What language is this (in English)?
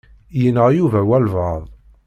Kabyle